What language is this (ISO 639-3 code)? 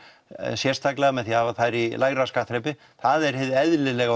isl